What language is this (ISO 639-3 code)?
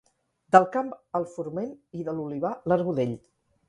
cat